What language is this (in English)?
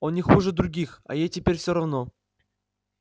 Russian